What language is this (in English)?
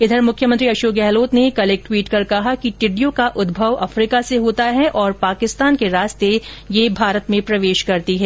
Hindi